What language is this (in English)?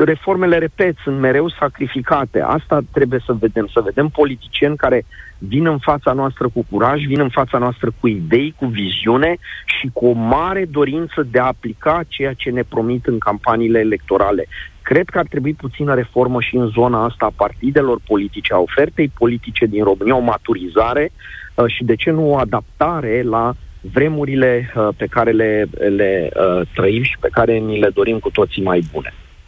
Romanian